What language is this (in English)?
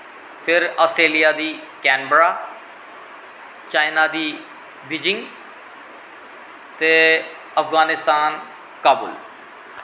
Dogri